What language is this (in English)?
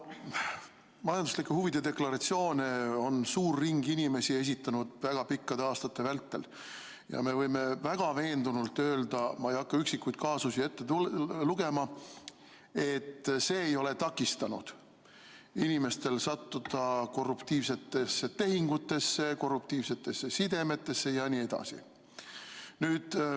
Estonian